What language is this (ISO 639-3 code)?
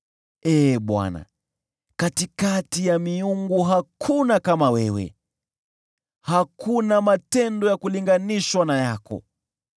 swa